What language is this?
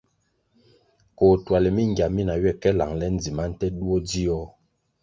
Kwasio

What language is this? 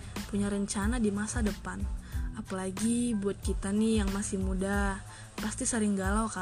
Indonesian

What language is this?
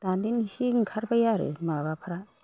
Bodo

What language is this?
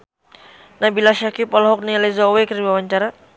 Sundanese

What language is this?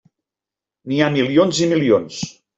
Catalan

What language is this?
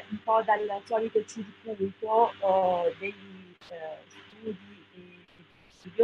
Italian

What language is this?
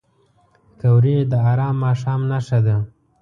Pashto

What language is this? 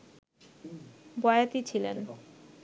Bangla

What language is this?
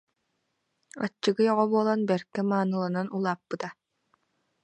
Yakut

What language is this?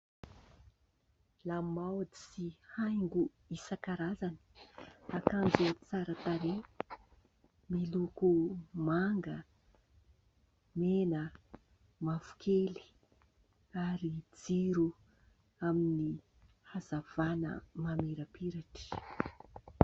Malagasy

